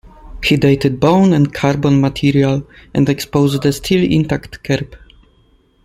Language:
English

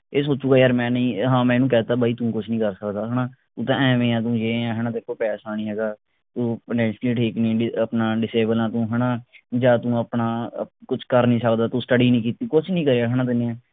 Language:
Punjabi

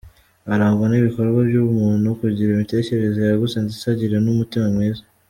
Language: Kinyarwanda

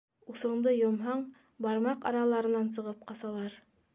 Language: Bashkir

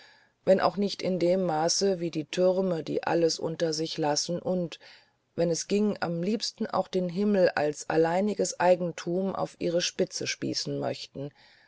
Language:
German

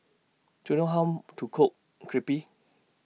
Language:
English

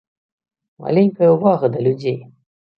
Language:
Belarusian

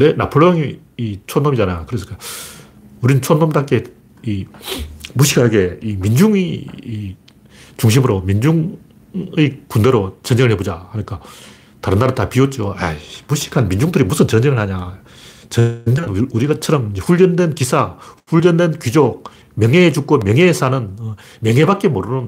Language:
Korean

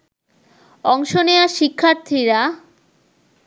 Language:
Bangla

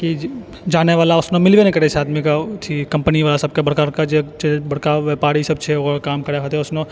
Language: Maithili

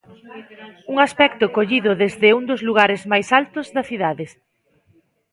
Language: Galician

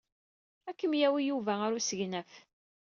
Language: Kabyle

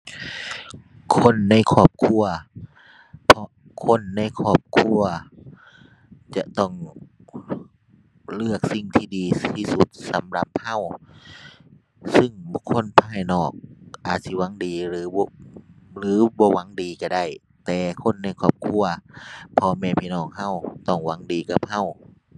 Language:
Thai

